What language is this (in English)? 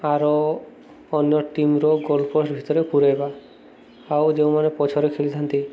Odia